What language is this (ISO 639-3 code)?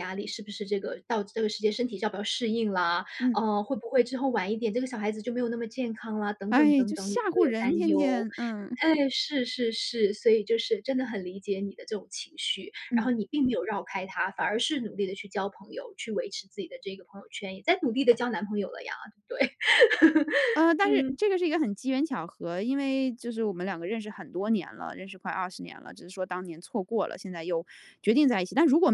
zho